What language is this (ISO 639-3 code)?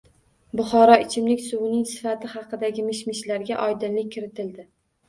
uzb